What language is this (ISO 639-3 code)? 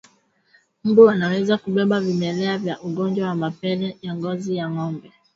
swa